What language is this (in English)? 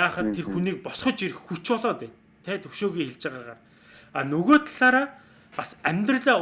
Turkish